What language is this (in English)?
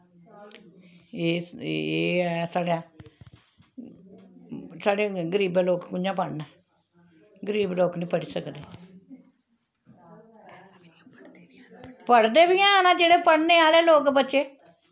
Dogri